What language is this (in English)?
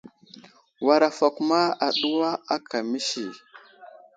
Wuzlam